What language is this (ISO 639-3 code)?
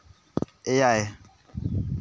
sat